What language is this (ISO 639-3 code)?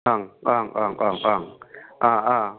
brx